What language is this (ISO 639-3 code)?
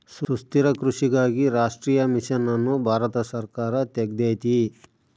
kan